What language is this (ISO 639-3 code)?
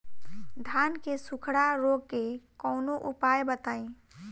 bho